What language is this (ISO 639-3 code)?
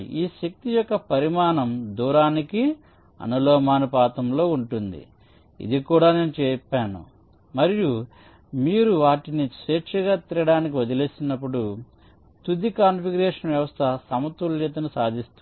tel